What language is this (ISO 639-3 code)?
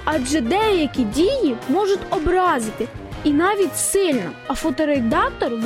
ukr